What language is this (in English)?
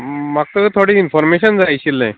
Konkani